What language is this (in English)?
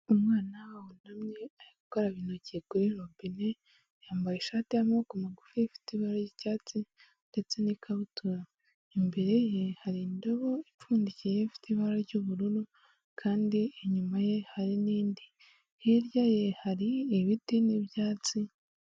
Kinyarwanda